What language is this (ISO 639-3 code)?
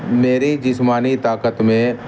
urd